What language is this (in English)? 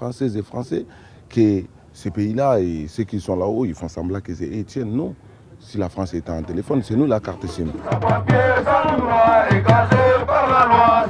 French